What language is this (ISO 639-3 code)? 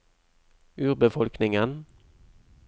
nor